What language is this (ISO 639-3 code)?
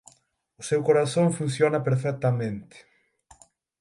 glg